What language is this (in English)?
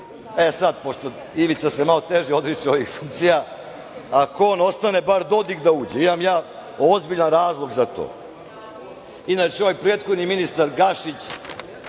Serbian